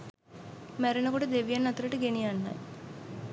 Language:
Sinhala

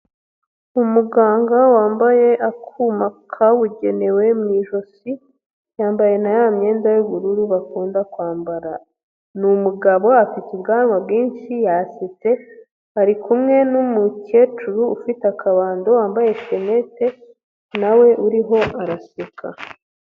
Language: Kinyarwanda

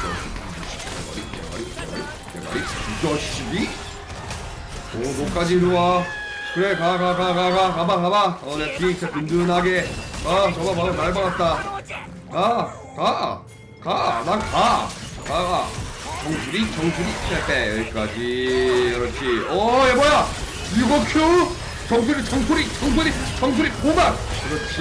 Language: Korean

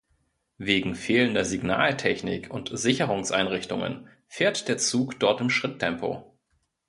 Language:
German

